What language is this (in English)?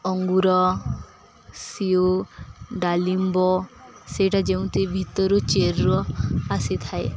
Odia